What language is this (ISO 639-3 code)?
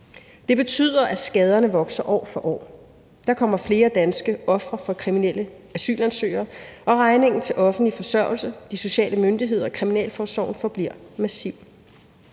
dan